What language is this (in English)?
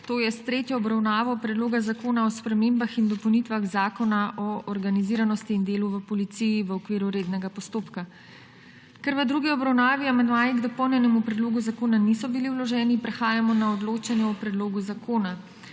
Slovenian